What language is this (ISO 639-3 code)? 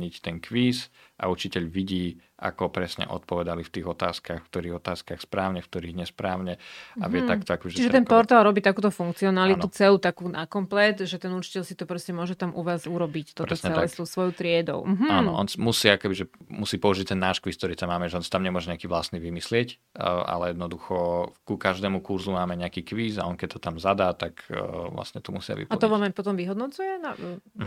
slk